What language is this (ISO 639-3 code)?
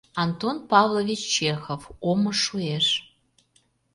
chm